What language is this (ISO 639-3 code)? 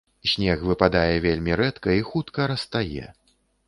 bel